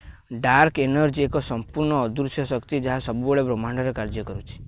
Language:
Odia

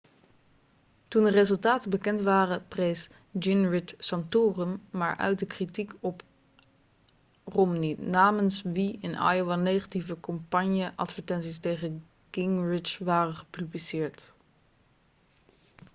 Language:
Dutch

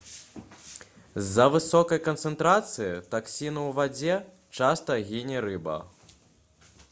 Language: Belarusian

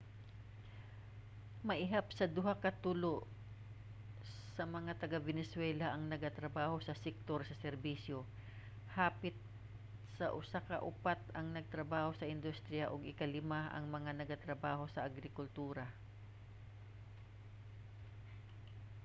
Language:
Cebuano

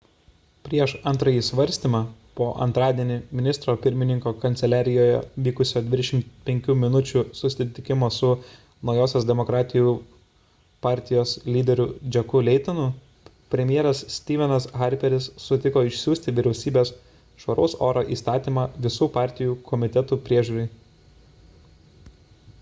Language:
Lithuanian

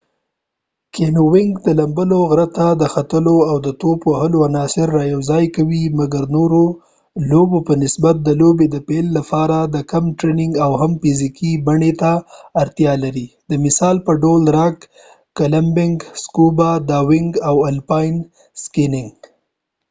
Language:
Pashto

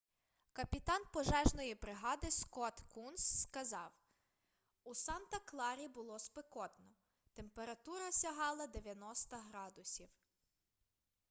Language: Ukrainian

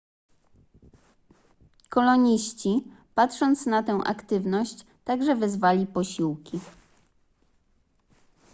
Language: Polish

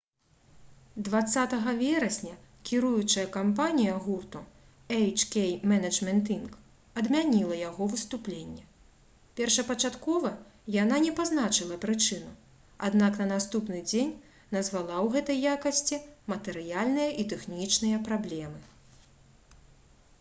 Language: Belarusian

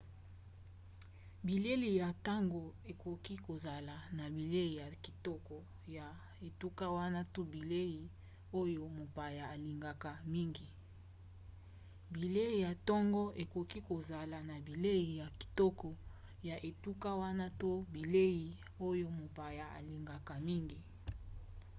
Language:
Lingala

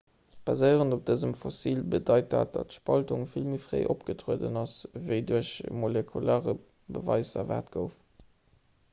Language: Luxembourgish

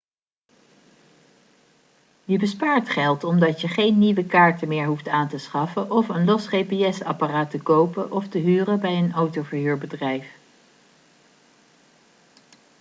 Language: Dutch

